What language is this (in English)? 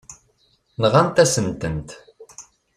Kabyle